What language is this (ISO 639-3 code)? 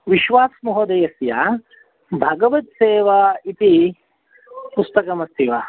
san